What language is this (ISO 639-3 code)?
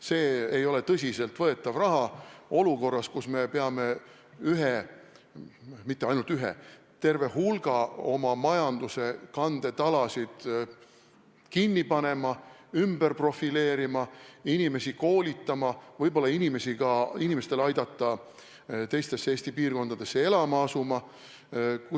est